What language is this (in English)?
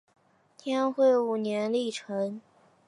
Chinese